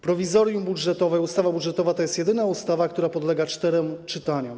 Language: Polish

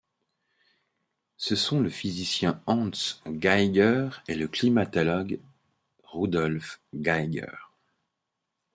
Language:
French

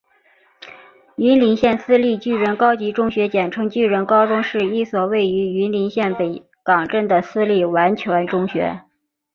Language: Chinese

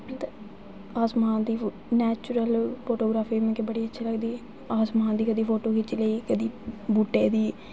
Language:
Dogri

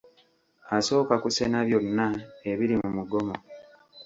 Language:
Ganda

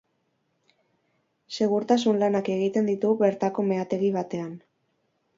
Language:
Basque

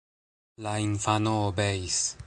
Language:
Esperanto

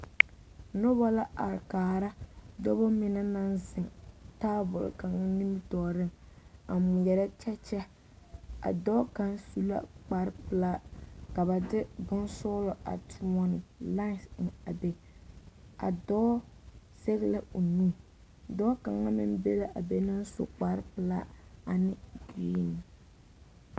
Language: Southern Dagaare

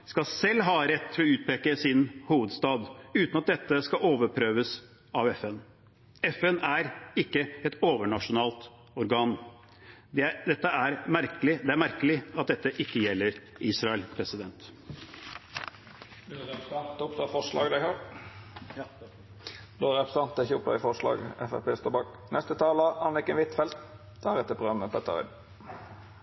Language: Norwegian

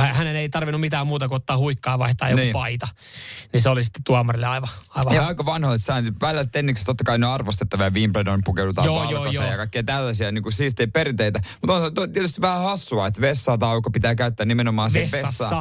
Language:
Finnish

